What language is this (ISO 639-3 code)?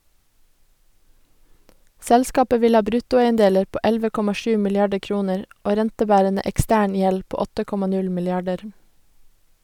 nor